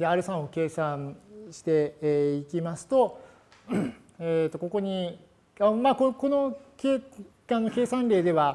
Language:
Japanese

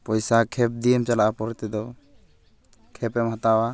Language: Santali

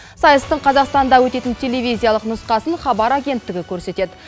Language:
Kazakh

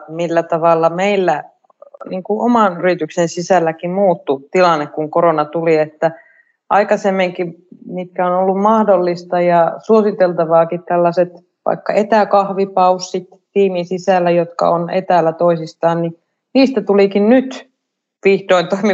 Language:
Finnish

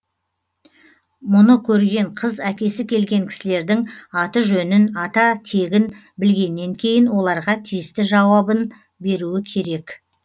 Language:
Kazakh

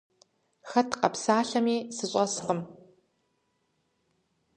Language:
Kabardian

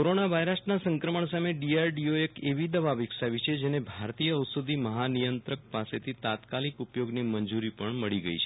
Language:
Gujarati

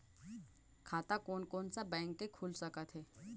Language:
Chhattisgarhi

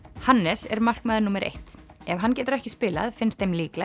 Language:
Icelandic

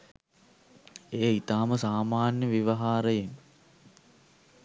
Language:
Sinhala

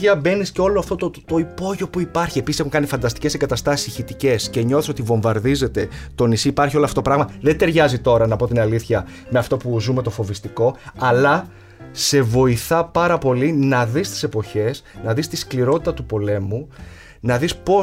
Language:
Greek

